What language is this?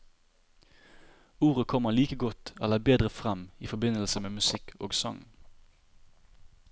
Norwegian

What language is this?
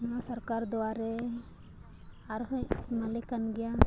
Santali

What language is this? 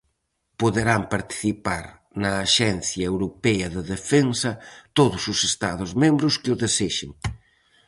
Galician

